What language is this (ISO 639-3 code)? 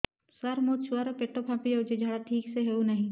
ori